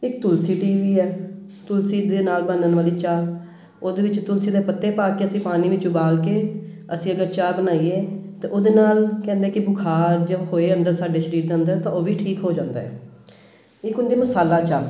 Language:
Punjabi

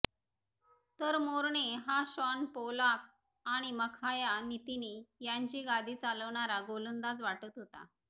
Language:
Marathi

